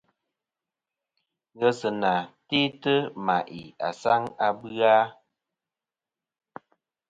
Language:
Kom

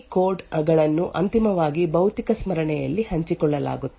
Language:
Kannada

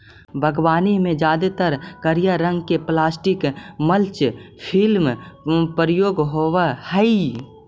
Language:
Magahi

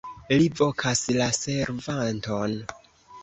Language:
Esperanto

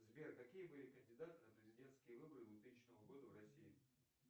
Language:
Russian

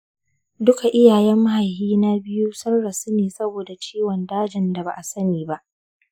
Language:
Hausa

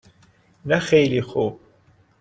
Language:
Persian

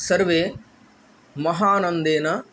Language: Sanskrit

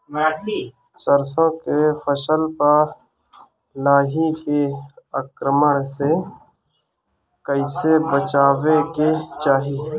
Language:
Bhojpuri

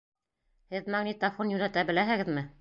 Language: Bashkir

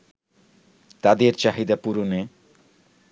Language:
Bangla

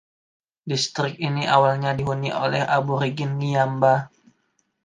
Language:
Indonesian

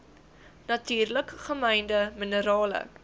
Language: Afrikaans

